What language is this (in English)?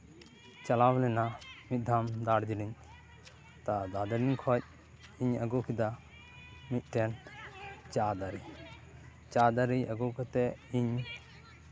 Santali